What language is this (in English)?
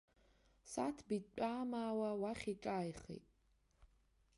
Abkhazian